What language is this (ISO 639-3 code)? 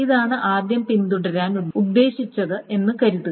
mal